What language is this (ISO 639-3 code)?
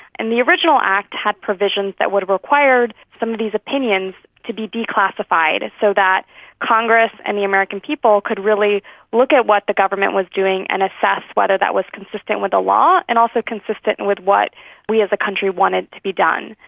eng